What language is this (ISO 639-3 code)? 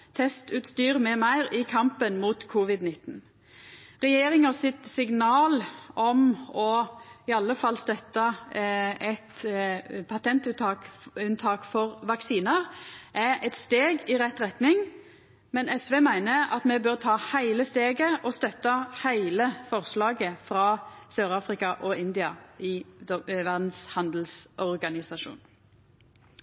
nno